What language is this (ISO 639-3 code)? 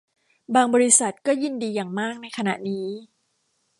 tha